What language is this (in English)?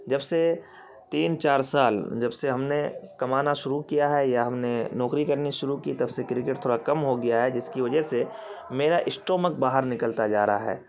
Urdu